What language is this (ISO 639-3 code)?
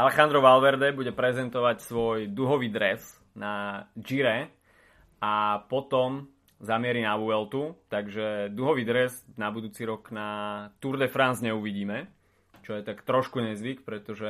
slk